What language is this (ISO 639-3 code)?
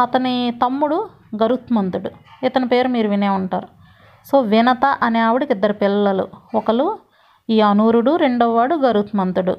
tel